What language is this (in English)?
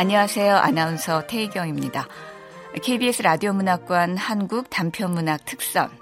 Korean